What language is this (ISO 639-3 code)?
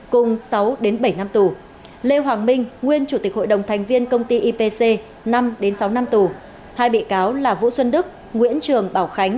vie